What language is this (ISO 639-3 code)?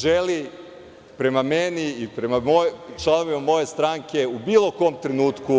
srp